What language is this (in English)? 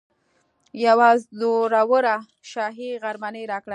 Pashto